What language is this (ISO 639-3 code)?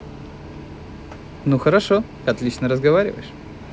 rus